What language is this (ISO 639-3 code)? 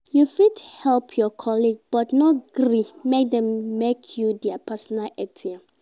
pcm